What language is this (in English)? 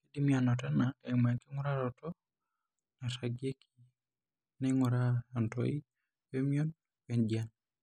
Masai